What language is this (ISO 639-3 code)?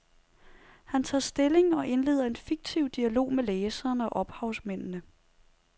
dan